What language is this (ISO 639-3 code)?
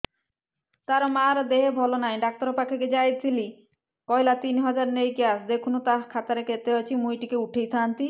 ori